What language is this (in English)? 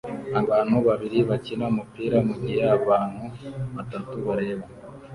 Kinyarwanda